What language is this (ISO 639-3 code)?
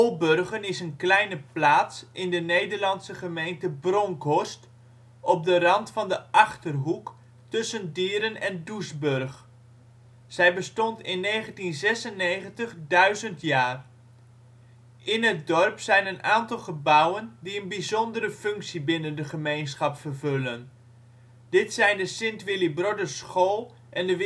nld